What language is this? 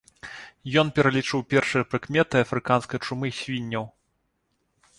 Belarusian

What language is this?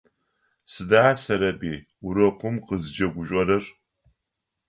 Adyghe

